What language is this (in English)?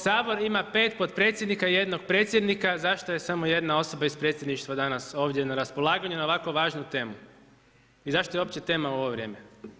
Croatian